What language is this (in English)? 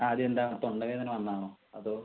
Malayalam